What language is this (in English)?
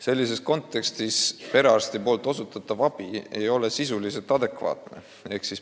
Estonian